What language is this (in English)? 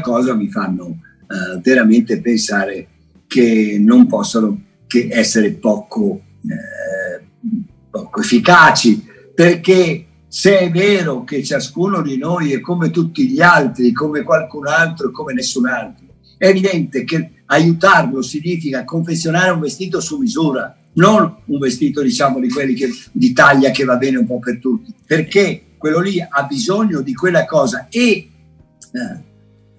Italian